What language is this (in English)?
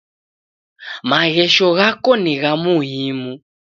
Taita